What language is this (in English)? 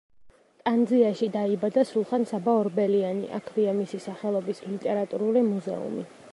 Georgian